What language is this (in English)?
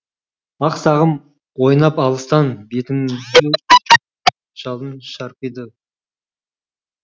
Kazakh